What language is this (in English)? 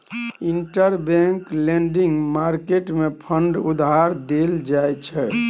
Maithili